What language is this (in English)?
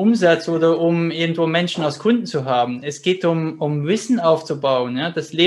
German